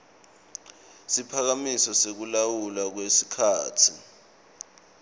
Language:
Swati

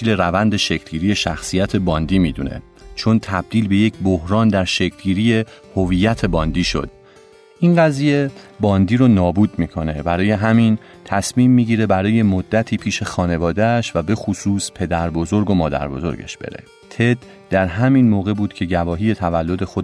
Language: Persian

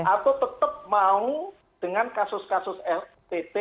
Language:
Indonesian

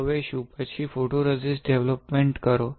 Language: Gujarati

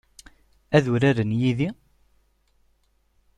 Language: Kabyle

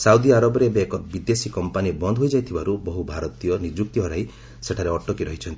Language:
Odia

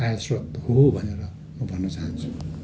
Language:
Nepali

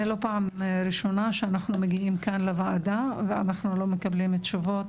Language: Hebrew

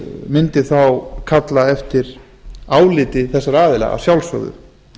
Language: Icelandic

